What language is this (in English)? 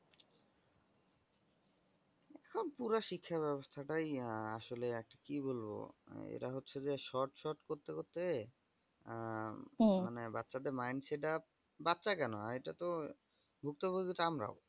Bangla